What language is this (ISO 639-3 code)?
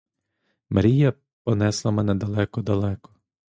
ukr